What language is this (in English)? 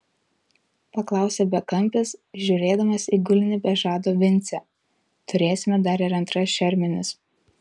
Lithuanian